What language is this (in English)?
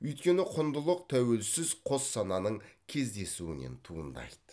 Kazakh